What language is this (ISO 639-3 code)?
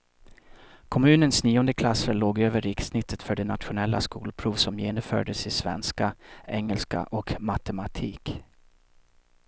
swe